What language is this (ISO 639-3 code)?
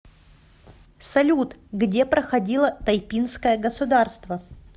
rus